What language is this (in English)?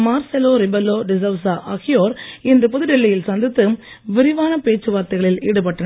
Tamil